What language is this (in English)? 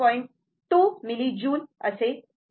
Marathi